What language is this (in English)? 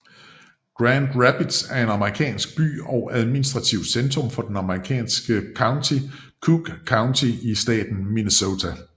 Danish